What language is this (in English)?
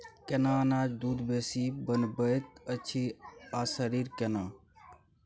Maithili